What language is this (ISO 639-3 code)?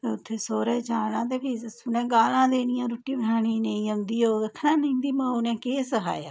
doi